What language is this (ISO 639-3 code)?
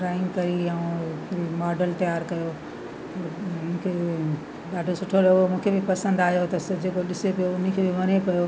snd